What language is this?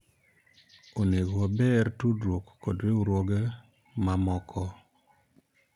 Luo (Kenya and Tanzania)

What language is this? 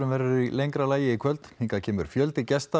Icelandic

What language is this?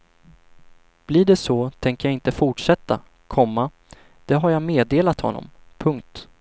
Swedish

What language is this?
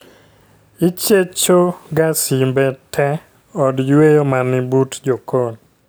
Luo (Kenya and Tanzania)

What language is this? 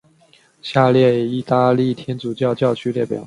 Chinese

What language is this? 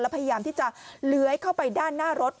Thai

